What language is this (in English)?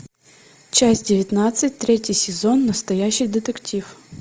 Russian